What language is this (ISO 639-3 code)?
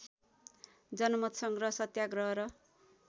nep